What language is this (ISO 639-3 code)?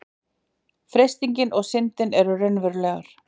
isl